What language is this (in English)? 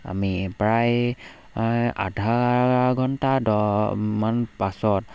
Assamese